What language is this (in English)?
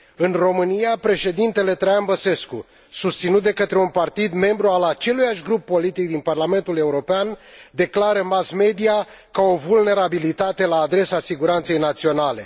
Romanian